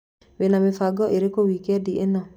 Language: Kikuyu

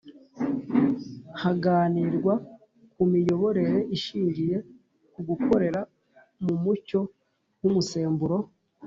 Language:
Kinyarwanda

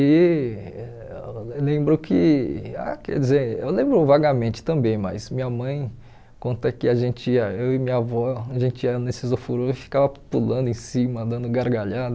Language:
Portuguese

